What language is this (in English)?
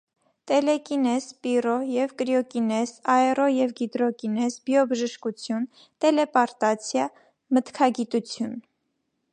Armenian